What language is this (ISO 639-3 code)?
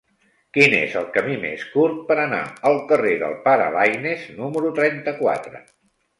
cat